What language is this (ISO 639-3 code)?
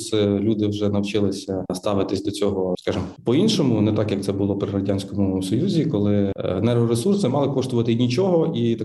ukr